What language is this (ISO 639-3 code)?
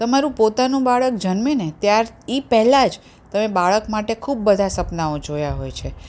guj